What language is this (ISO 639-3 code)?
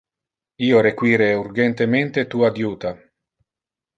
ina